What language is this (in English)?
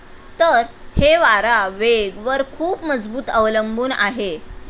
Marathi